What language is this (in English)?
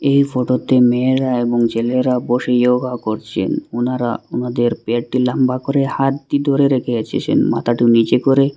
Bangla